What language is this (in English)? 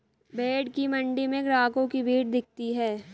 Hindi